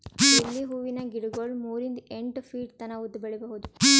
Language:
Kannada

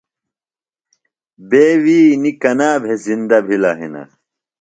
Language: Phalura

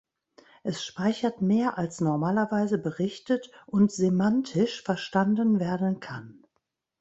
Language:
German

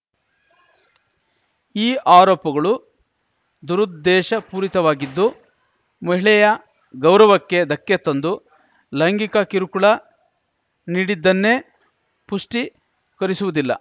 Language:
Kannada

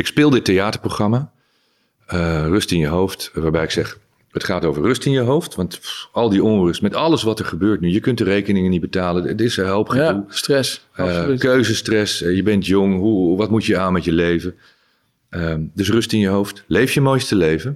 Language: Dutch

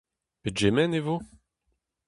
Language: Breton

